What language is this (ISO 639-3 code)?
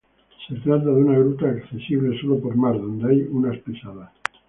spa